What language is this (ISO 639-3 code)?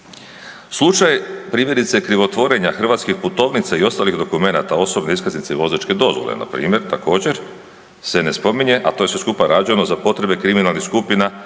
hrv